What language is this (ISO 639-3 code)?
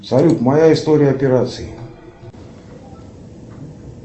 rus